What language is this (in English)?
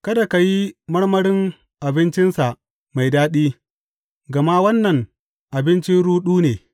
Hausa